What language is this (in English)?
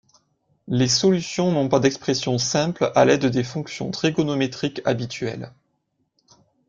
French